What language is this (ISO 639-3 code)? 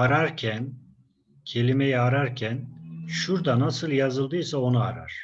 tur